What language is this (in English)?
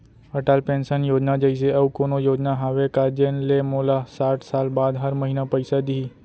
Chhattisgarhi